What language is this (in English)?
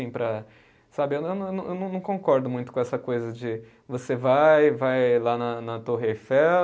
Portuguese